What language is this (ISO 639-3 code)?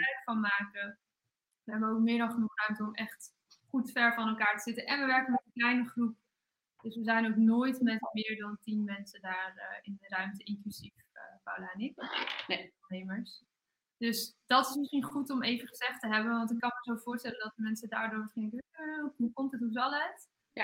nld